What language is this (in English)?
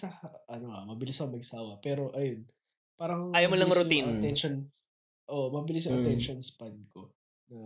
Filipino